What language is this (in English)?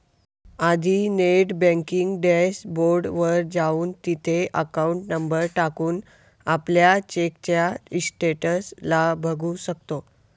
Marathi